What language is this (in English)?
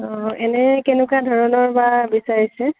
Assamese